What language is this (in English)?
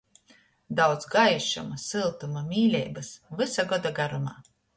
Latgalian